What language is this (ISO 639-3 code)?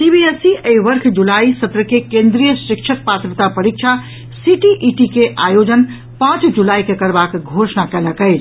mai